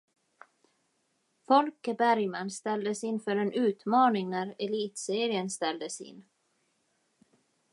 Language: Swedish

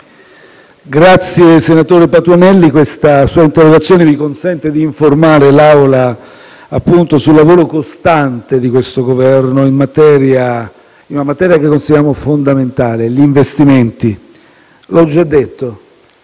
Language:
Italian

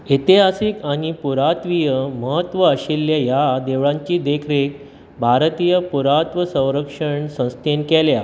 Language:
Konkani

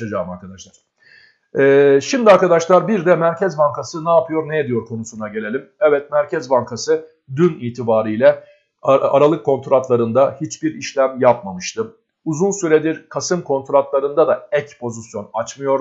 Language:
Turkish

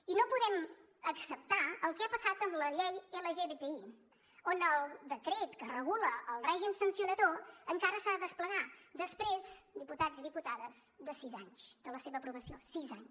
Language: Catalan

